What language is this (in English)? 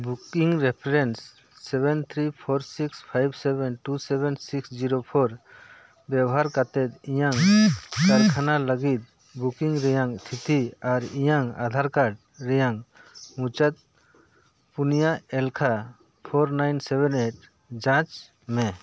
Santali